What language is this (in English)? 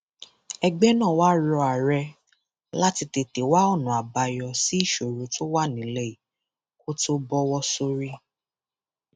Yoruba